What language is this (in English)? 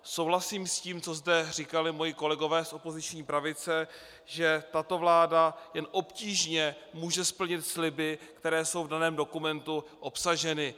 Czech